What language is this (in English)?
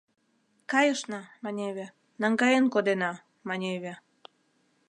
Mari